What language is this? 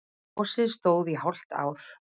Icelandic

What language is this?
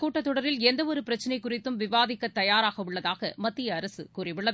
Tamil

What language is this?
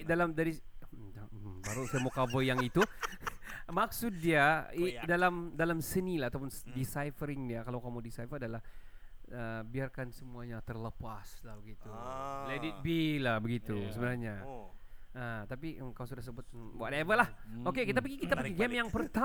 Malay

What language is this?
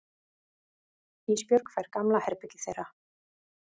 Icelandic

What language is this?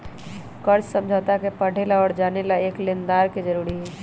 Magahi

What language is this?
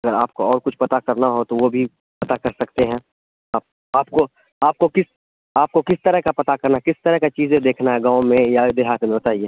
Urdu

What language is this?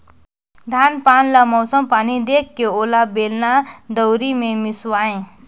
Chhattisgarhi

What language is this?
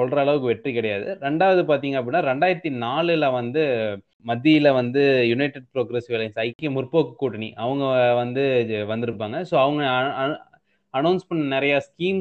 Tamil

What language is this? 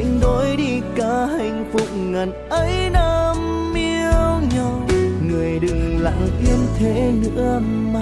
Vietnamese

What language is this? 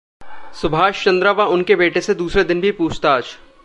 Hindi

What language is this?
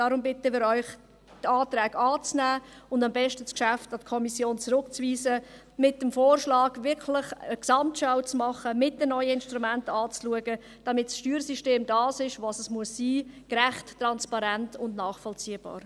Swiss German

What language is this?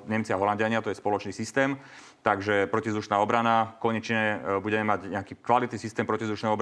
Slovak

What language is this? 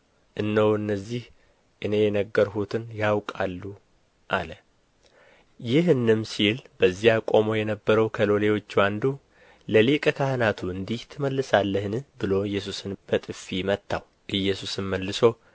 Amharic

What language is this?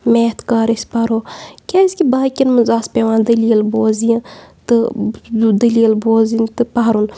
Kashmiri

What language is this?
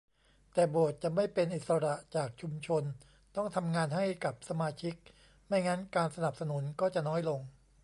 Thai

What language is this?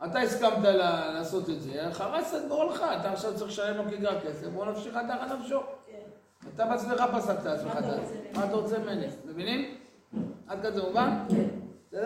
Hebrew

